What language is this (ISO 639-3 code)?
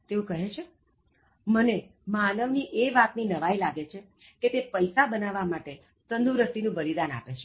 guj